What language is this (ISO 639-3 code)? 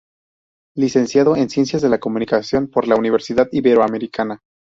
spa